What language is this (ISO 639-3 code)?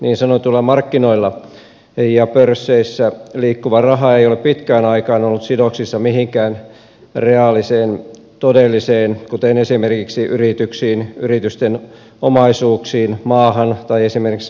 fin